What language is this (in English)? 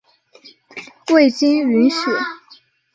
Chinese